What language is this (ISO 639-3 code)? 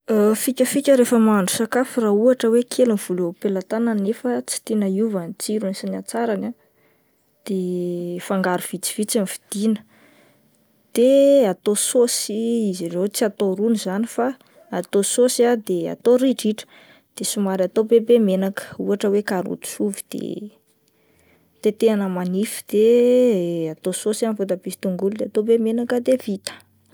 mlg